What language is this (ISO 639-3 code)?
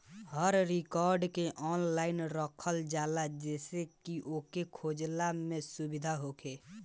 bho